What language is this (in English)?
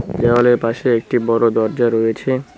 Bangla